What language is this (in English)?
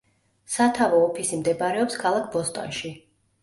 Georgian